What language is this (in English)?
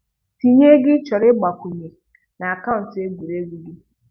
Igbo